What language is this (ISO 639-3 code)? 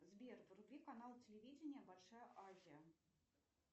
rus